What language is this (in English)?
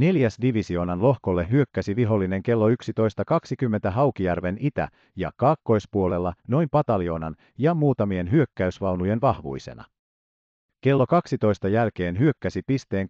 Finnish